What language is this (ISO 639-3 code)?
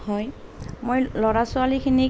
asm